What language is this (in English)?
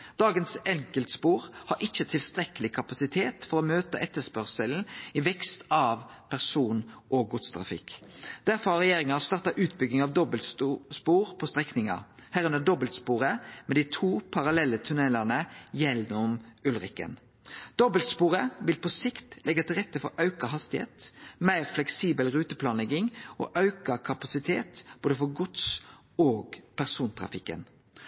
Norwegian Nynorsk